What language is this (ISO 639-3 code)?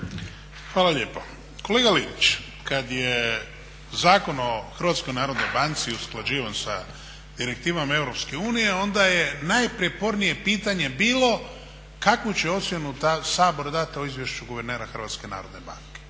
hrv